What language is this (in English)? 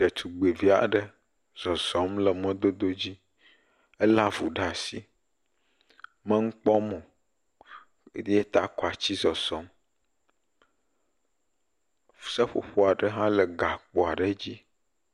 Ewe